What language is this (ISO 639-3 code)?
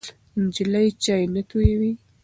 pus